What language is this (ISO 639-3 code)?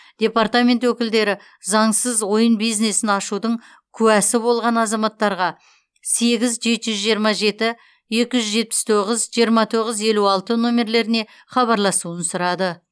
kaz